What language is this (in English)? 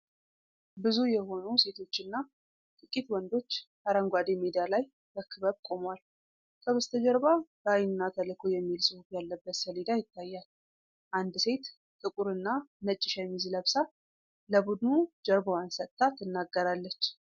Amharic